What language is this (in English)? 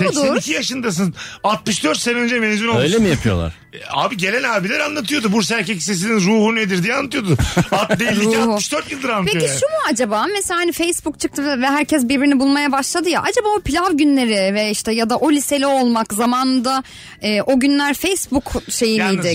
Turkish